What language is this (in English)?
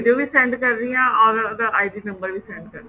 Punjabi